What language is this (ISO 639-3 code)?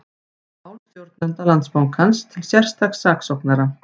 isl